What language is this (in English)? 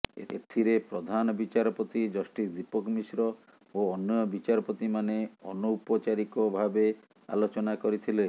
Odia